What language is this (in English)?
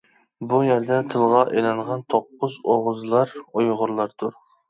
Uyghur